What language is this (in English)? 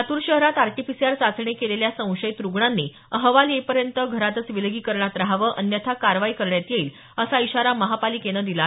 Marathi